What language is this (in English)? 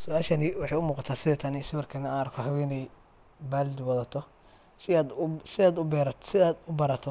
Somali